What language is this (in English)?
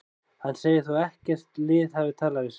Icelandic